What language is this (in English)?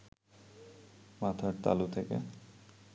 Bangla